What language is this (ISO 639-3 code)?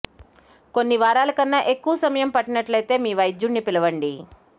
tel